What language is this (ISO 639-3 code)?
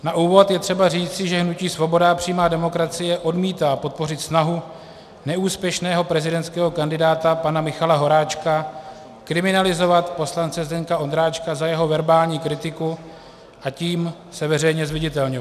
ces